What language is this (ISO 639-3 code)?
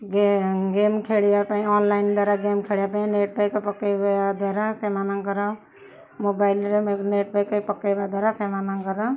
ori